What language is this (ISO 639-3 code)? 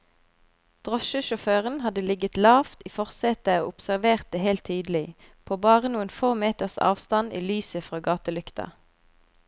nor